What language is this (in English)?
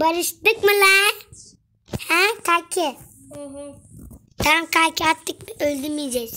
Turkish